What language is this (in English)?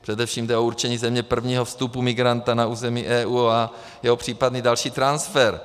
Czech